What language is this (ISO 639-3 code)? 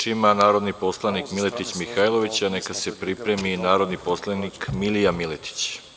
srp